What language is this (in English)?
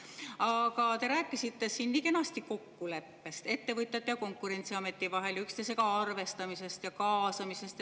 Estonian